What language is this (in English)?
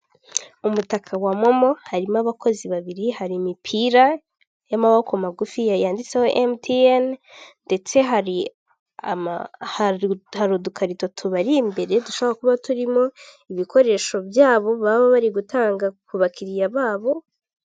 Kinyarwanda